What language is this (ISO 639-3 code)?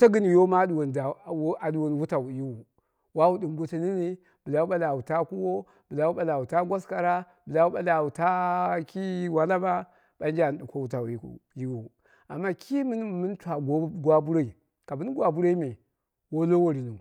kna